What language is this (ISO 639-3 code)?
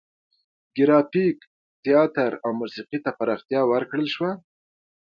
pus